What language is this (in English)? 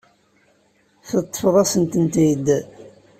Kabyle